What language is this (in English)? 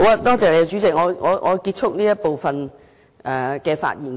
Cantonese